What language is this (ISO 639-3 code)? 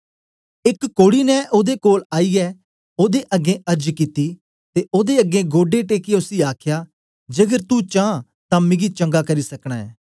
doi